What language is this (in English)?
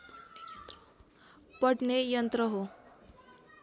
Nepali